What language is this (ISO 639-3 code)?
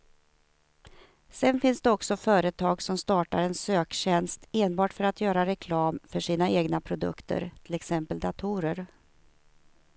swe